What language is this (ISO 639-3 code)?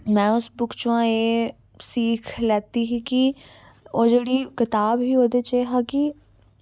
doi